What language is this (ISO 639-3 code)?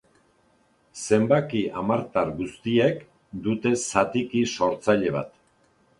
eus